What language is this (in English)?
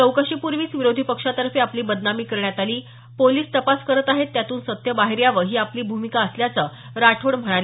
Marathi